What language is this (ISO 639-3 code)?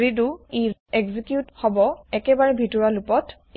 asm